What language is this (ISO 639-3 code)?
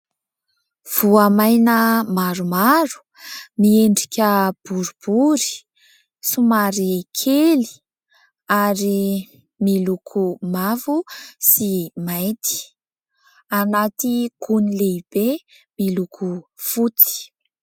mlg